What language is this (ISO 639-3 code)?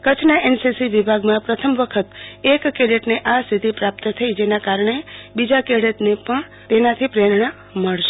guj